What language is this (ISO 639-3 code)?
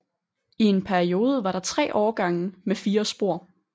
dan